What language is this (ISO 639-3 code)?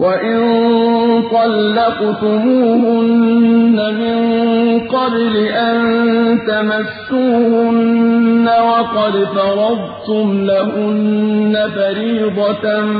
ara